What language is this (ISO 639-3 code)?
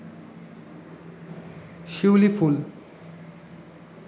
ben